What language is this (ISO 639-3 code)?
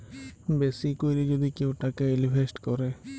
ben